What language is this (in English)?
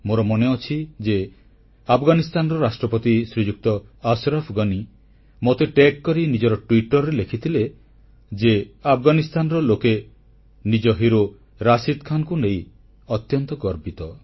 Odia